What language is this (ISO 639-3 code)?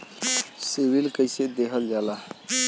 bho